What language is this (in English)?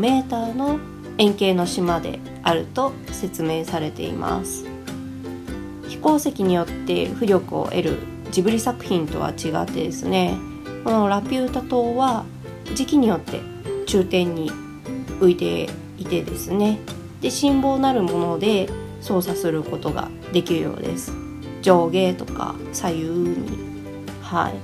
Japanese